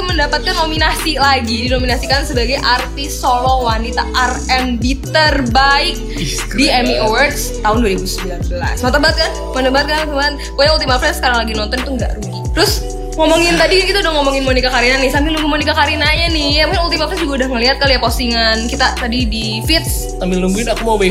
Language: Indonesian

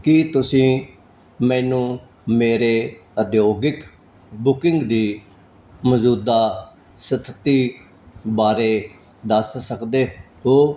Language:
Punjabi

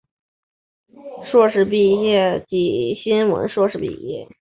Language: Chinese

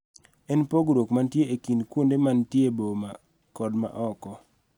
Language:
Luo (Kenya and Tanzania)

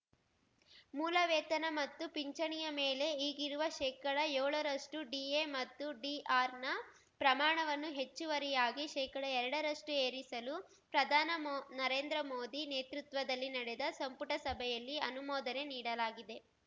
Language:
Kannada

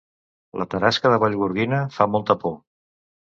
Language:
Catalan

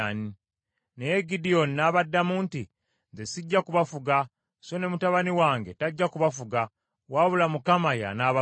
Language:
Ganda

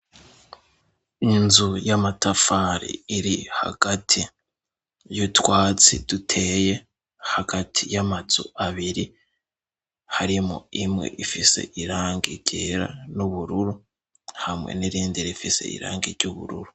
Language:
Rundi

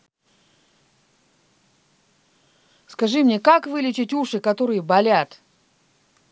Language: Russian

